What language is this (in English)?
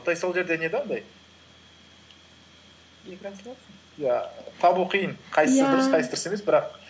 Kazakh